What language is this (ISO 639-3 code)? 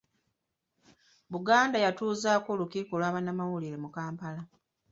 lug